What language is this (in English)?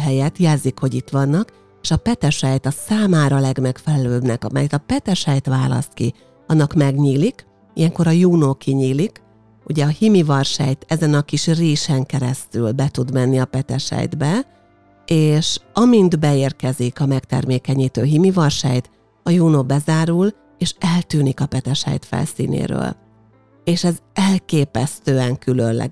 Hungarian